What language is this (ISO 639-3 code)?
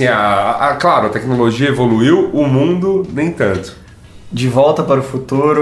por